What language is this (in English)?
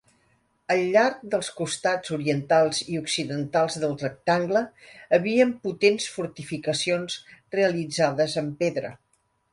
Catalan